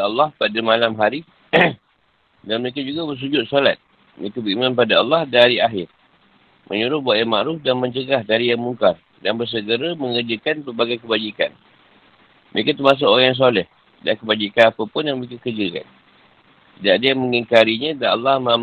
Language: Malay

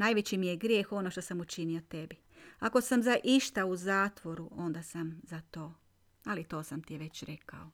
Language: Croatian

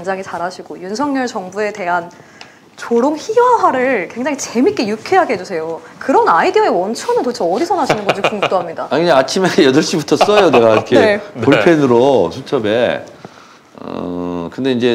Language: Korean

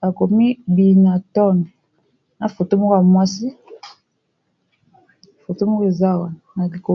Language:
Lingala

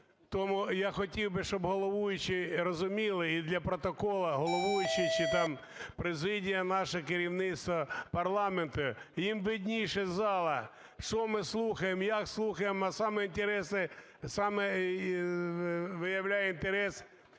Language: Ukrainian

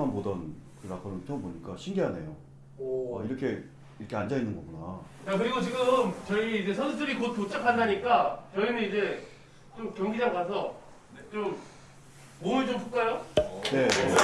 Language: Korean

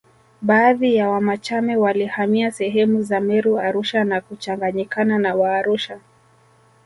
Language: Swahili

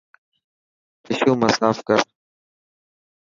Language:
Dhatki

